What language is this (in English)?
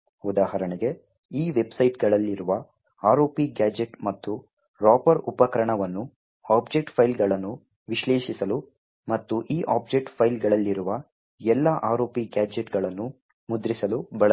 Kannada